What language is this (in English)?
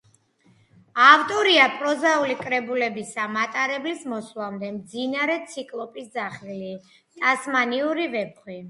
Georgian